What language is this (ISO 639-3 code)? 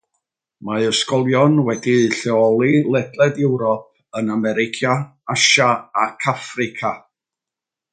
cym